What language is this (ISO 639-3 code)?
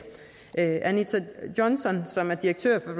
dan